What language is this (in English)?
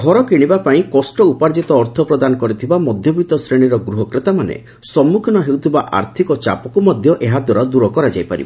Odia